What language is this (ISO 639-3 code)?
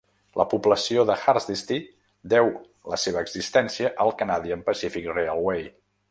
cat